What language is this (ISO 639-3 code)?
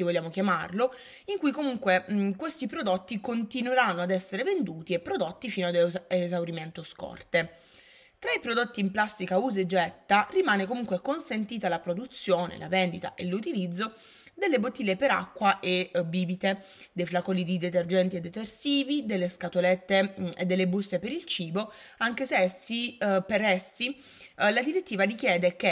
ita